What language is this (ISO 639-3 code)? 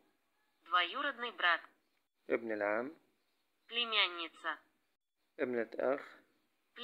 ara